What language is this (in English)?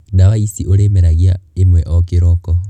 Kikuyu